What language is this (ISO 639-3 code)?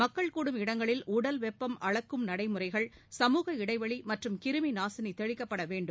tam